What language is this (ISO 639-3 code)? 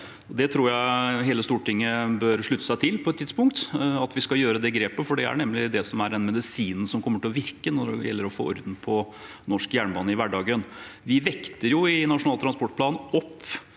nor